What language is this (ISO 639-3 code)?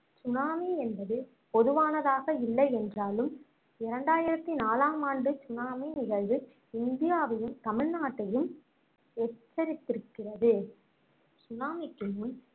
tam